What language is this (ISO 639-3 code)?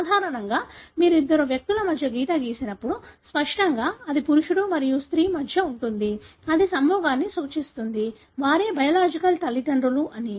tel